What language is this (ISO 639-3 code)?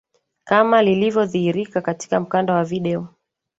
swa